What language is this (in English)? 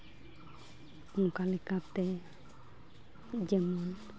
Santali